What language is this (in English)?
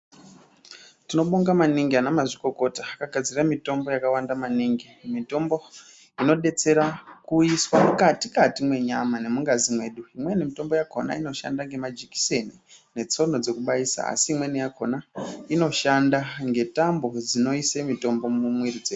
Ndau